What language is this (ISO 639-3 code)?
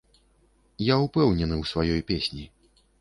bel